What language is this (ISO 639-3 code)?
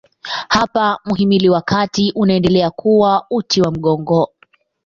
swa